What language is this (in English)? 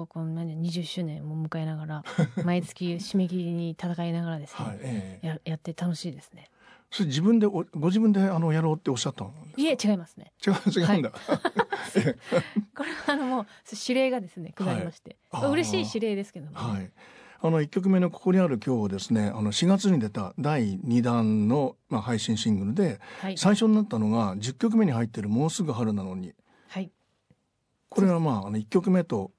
Japanese